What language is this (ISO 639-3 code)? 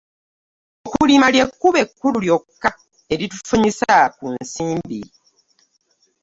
lug